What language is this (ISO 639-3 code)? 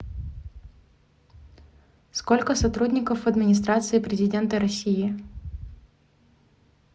rus